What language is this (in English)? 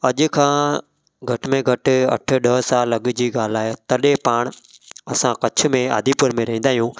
Sindhi